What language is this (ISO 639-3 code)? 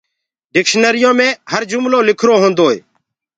ggg